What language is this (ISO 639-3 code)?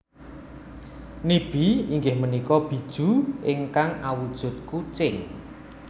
jav